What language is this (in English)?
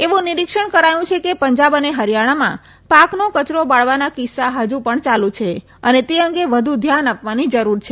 Gujarati